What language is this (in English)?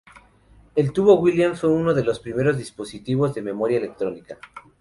Spanish